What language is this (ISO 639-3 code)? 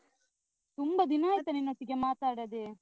kan